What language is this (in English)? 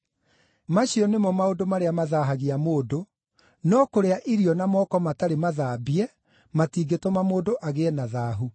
Kikuyu